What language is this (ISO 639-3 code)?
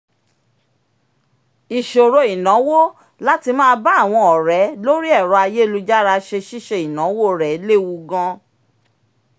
yor